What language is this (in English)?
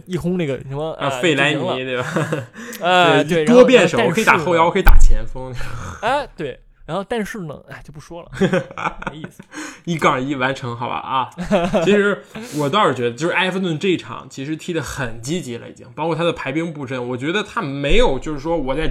Chinese